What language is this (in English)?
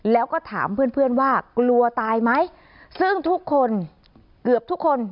Thai